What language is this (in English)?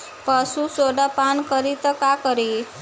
Bhojpuri